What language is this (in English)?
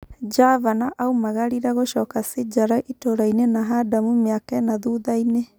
Kikuyu